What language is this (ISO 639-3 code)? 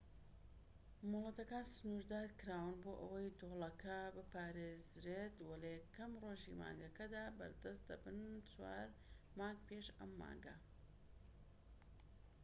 ckb